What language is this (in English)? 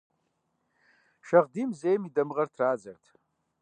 Kabardian